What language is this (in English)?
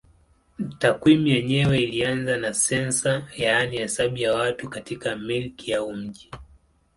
Swahili